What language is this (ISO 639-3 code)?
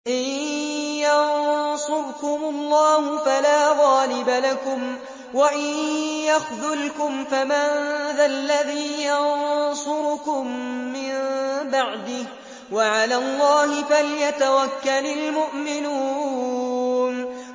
ara